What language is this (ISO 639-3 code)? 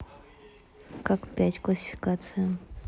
rus